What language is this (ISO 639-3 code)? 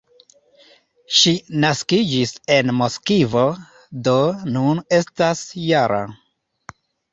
epo